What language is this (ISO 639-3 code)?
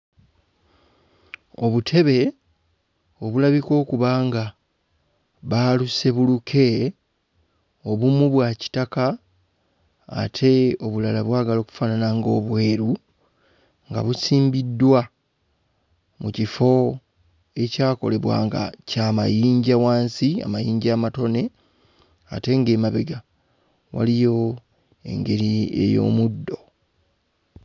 lug